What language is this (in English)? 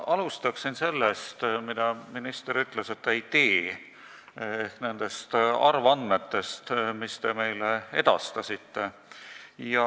Estonian